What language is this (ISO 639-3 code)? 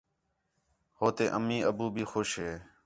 xhe